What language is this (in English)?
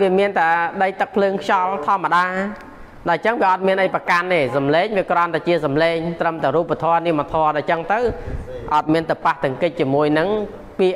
Thai